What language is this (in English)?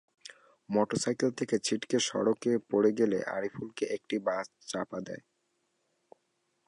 Bangla